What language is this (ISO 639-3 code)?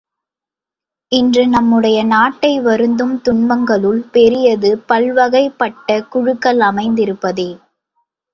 tam